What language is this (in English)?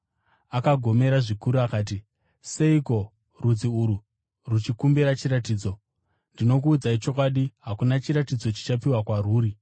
Shona